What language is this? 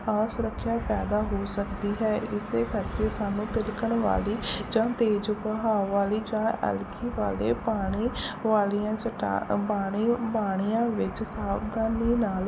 Punjabi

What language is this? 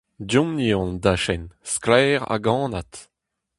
Breton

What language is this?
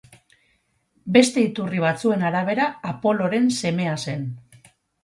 Basque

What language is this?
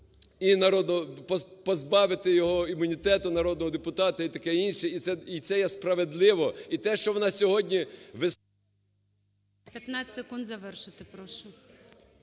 Ukrainian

